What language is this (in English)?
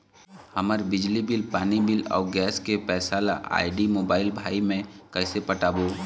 Chhattisgarhi